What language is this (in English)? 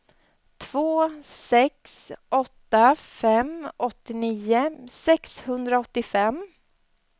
Swedish